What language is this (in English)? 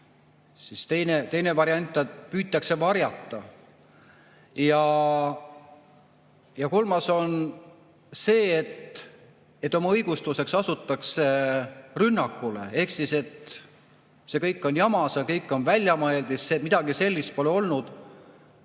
Estonian